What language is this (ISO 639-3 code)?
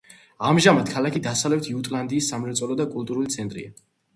kat